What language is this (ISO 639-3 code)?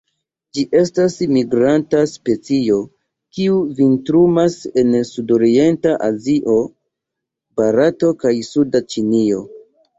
epo